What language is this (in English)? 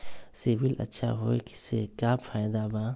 Magahi